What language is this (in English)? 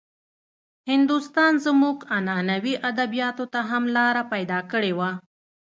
Pashto